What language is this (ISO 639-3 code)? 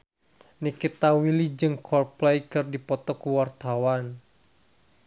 sun